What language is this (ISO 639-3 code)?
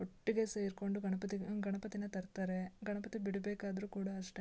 kan